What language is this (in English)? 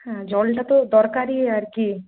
Bangla